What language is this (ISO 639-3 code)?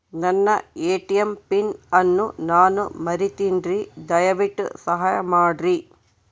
kan